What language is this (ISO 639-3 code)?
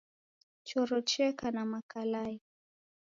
dav